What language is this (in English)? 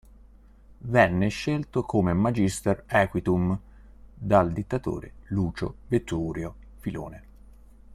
Italian